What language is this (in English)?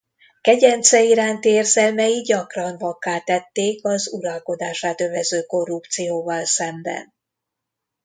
Hungarian